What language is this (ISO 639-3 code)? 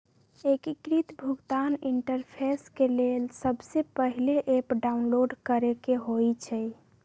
mag